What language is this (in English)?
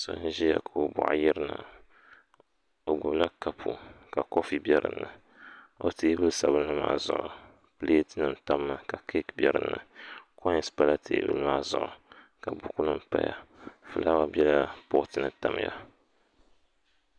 Dagbani